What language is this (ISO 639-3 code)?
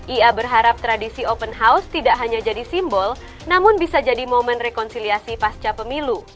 ind